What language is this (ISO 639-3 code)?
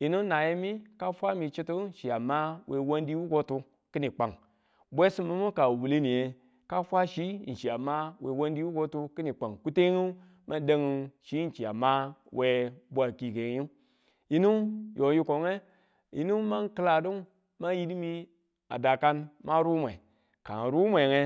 tul